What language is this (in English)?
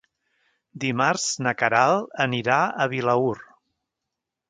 Catalan